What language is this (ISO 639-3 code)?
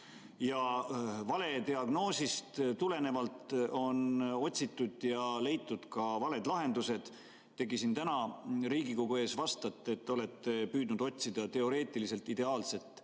est